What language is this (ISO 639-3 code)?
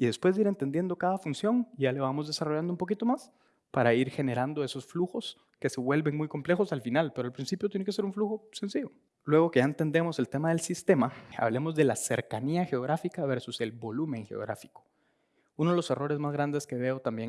spa